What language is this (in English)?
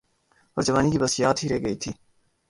Urdu